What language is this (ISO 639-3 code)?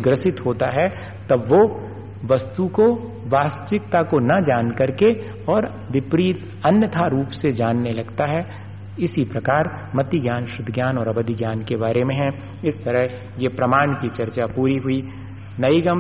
hin